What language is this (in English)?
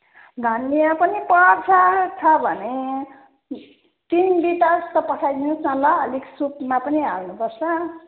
Nepali